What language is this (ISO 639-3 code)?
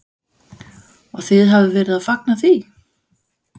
isl